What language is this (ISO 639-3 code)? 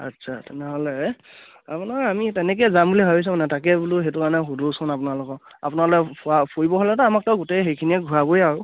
asm